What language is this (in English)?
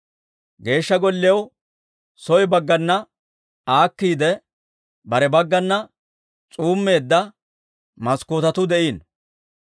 Dawro